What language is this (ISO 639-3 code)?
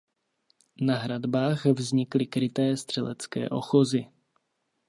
ces